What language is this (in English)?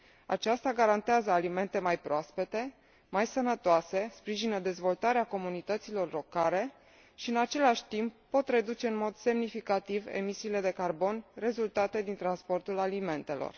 Romanian